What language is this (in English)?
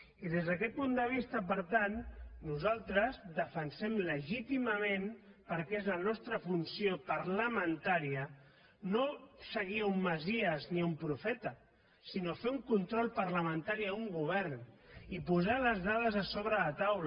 Catalan